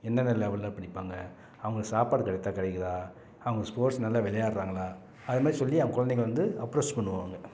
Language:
Tamil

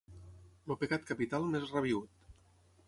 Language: Catalan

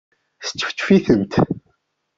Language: Kabyle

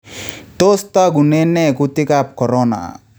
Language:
Kalenjin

